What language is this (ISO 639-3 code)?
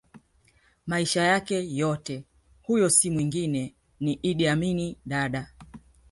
swa